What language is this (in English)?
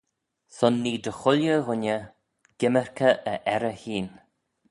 Manx